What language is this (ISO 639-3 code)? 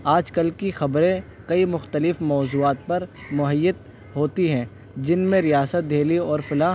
urd